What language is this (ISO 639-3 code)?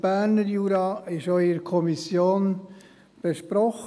gsw